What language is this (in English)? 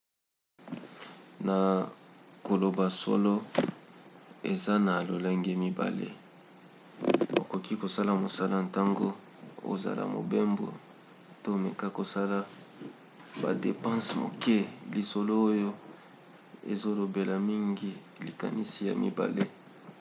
Lingala